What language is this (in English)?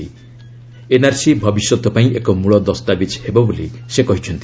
Odia